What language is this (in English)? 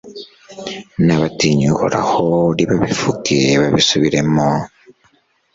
Kinyarwanda